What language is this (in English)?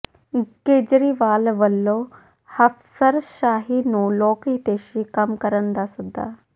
Punjabi